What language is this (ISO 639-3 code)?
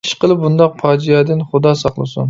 uig